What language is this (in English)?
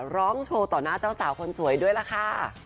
Thai